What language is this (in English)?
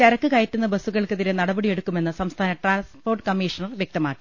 Malayalam